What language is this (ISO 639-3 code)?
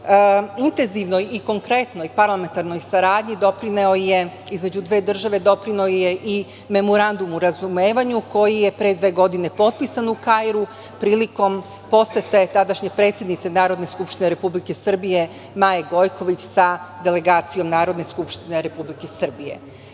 srp